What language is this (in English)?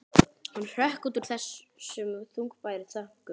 Icelandic